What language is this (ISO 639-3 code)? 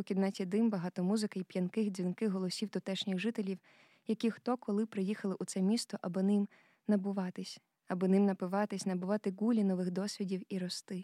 ukr